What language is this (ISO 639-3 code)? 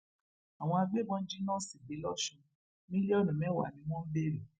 yor